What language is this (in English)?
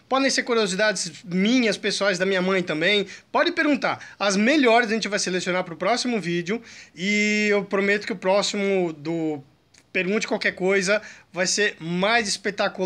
Portuguese